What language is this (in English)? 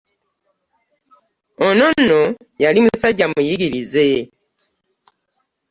Ganda